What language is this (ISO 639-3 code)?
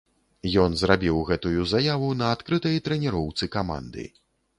bel